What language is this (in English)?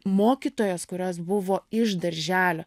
Lithuanian